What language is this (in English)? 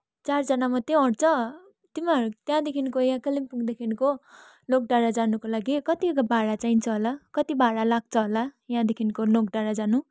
Nepali